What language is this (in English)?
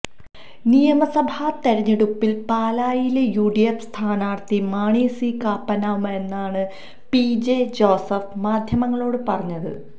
Malayalam